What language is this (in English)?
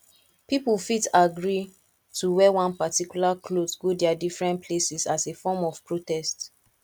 Nigerian Pidgin